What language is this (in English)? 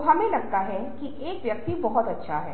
Hindi